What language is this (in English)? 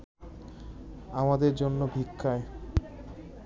Bangla